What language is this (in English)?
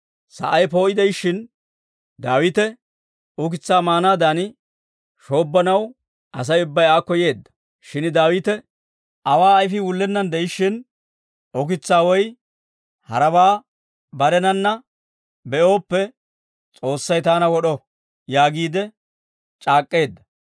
Dawro